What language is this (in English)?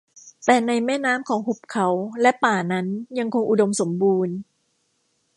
Thai